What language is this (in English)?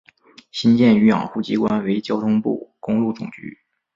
Chinese